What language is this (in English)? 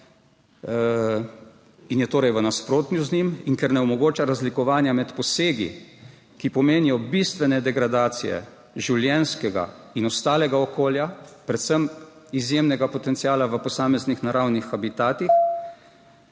Slovenian